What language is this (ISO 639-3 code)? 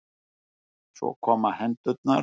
isl